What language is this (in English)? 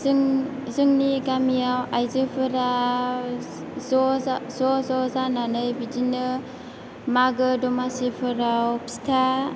Bodo